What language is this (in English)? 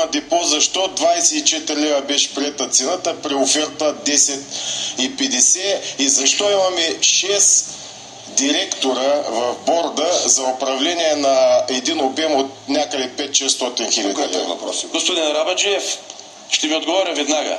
Bulgarian